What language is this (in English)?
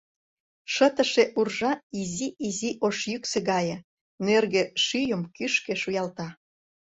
Mari